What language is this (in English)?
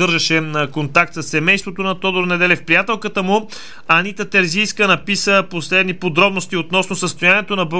Bulgarian